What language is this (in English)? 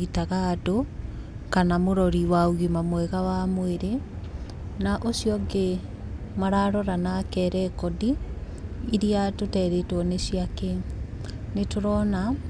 Kikuyu